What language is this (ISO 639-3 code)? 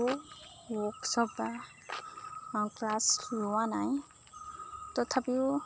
asm